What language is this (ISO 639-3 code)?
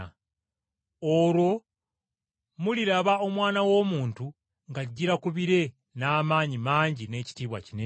lug